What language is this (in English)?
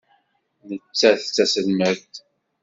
Kabyle